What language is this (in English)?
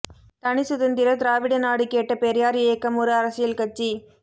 Tamil